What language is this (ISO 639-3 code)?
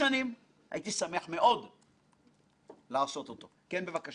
heb